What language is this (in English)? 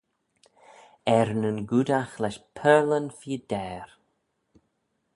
Manx